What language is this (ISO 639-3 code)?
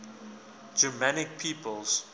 eng